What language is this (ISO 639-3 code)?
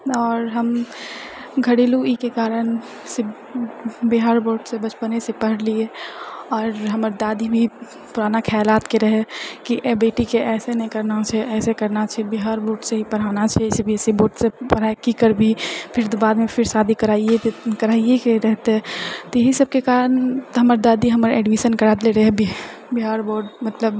mai